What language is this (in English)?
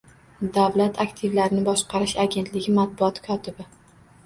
Uzbek